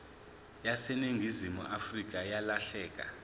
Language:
Zulu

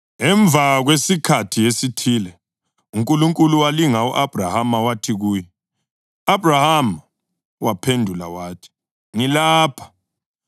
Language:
North Ndebele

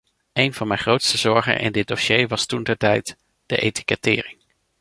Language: Dutch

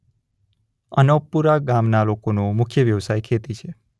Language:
Gujarati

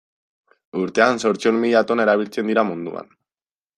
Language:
Basque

